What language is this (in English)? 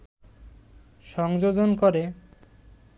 Bangla